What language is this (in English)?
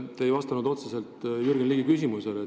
Estonian